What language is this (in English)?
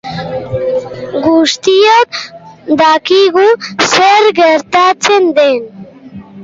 Basque